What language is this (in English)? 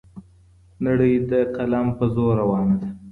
Pashto